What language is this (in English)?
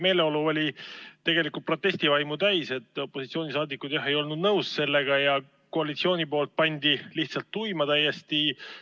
Estonian